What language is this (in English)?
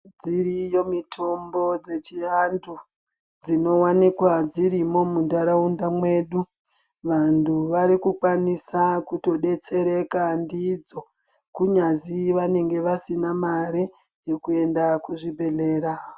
Ndau